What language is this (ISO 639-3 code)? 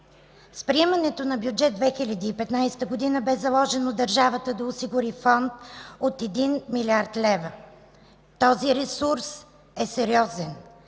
bul